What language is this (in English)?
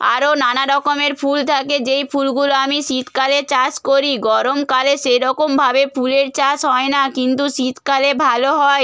Bangla